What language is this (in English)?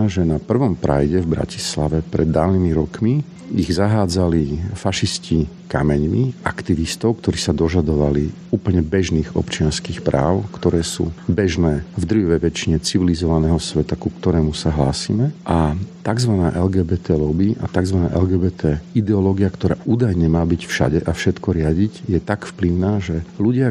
Slovak